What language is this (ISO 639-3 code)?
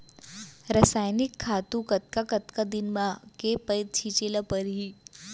hne